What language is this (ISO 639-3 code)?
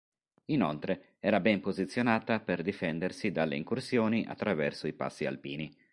ita